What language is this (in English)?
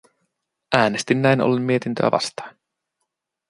Finnish